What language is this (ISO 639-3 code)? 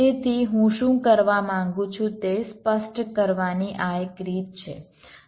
guj